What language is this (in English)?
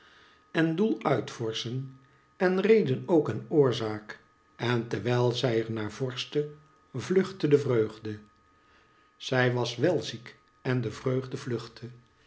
Dutch